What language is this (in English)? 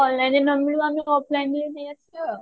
Odia